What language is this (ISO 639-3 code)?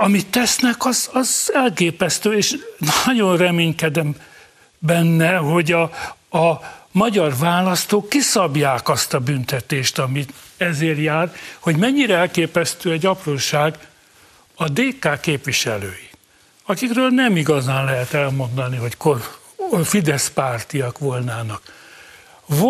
hun